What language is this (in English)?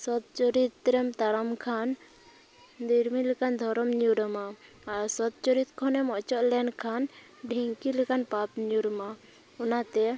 Santali